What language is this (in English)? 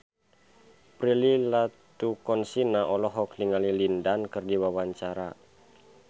Sundanese